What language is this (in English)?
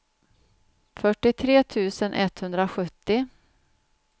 Swedish